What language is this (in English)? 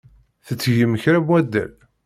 Kabyle